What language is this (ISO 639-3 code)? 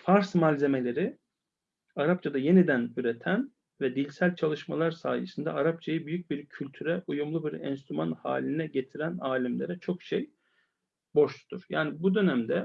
tur